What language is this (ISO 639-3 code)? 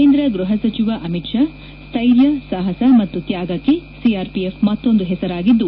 kan